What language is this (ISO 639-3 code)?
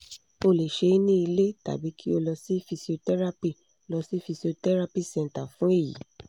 yor